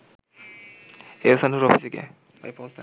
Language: Bangla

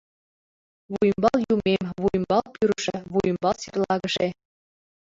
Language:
Mari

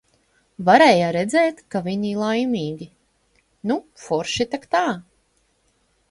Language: Latvian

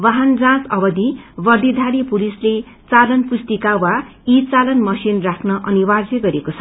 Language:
Nepali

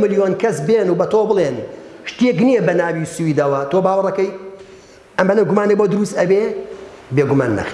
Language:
Arabic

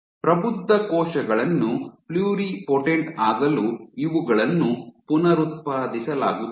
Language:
Kannada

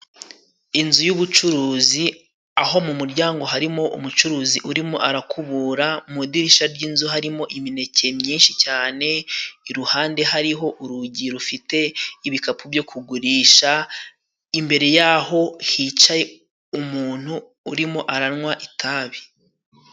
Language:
Kinyarwanda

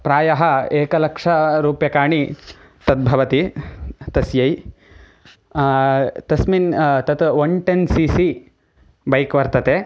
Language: Sanskrit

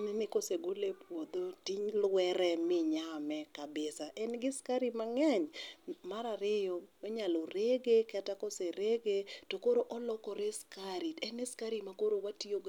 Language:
Luo (Kenya and Tanzania)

